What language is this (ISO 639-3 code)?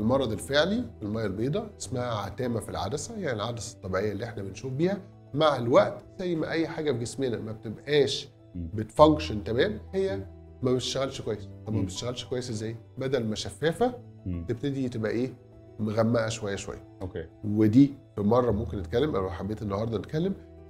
ara